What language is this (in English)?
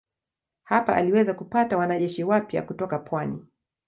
Swahili